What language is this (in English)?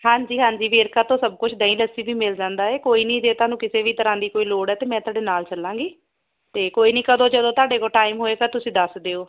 Punjabi